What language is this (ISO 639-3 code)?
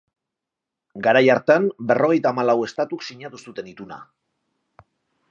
eus